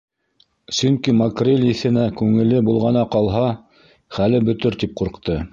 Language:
Bashkir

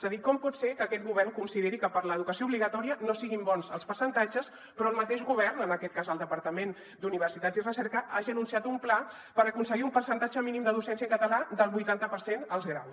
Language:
Catalan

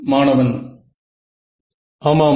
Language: Tamil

